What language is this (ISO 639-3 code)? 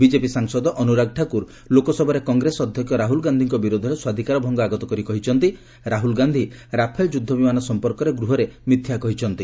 ori